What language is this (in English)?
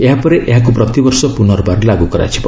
Odia